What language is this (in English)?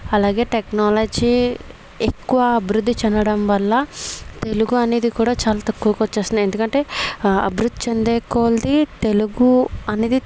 Telugu